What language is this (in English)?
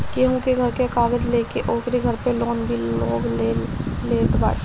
Bhojpuri